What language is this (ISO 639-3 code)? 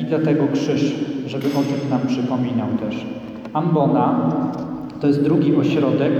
pol